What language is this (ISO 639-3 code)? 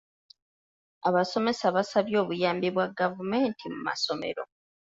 lug